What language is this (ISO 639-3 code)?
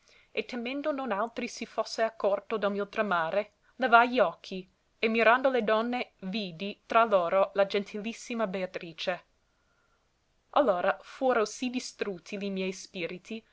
ita